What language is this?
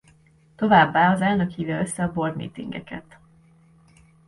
Hungarian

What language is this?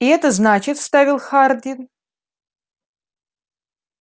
Russian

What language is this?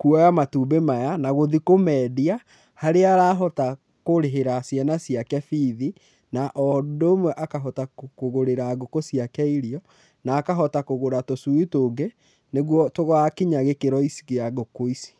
Kikuyu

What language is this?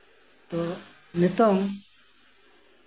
Santali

